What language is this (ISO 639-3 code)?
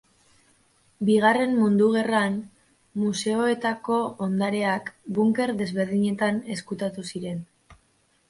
eus